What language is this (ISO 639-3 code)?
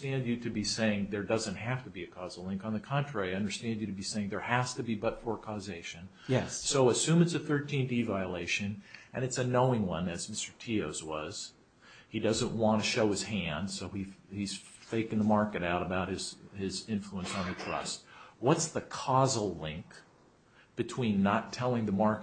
eng